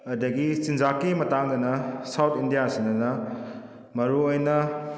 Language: Manipuri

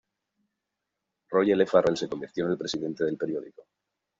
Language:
Spanish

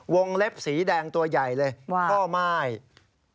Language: Thai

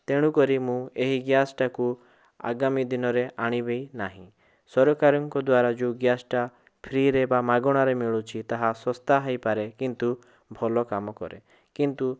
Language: Odia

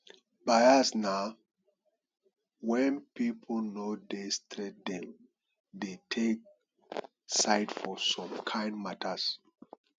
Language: Nigerian Pidgin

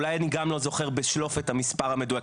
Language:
Hebrew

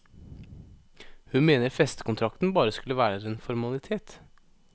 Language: Norwegian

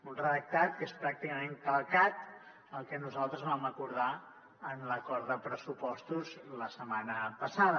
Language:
Catalan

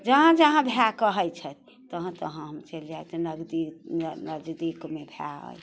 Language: Maithili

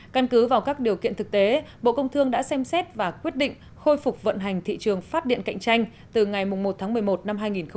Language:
Vietnamese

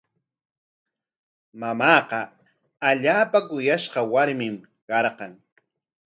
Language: Corongo Ancash Quechua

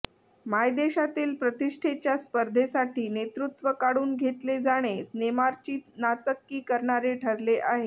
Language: Marathi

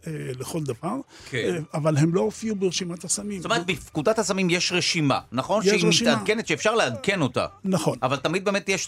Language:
Hebrew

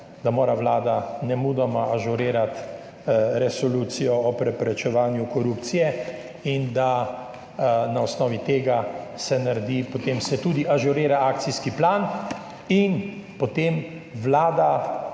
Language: Slovenian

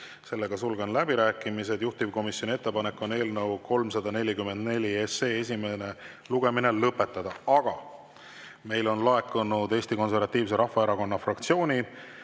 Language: Estonian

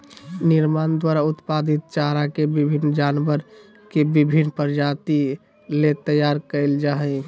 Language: Magahi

